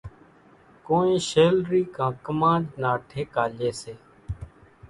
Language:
Kachi Koli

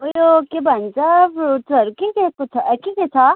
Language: Nepali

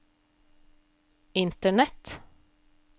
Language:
Norwegian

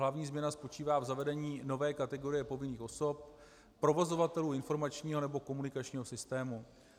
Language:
Czech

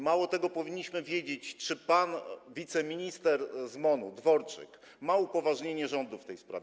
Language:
Polish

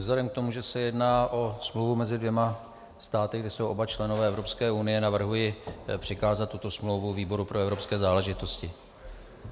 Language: Czech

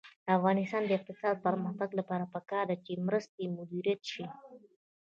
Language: Pashto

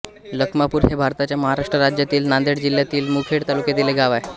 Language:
Marathi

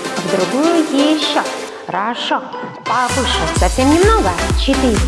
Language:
Russian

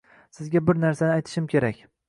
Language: Uzbek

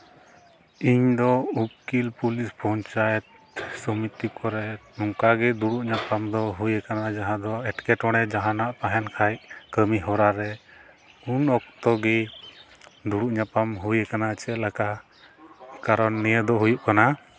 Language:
Santali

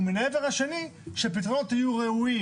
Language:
Hebrew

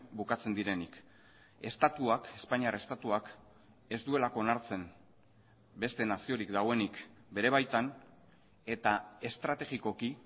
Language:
Basque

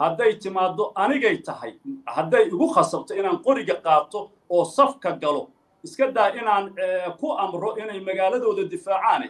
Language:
Arabic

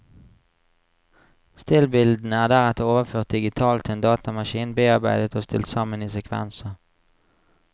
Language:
Norwegian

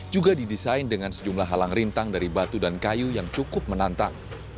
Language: Indonesian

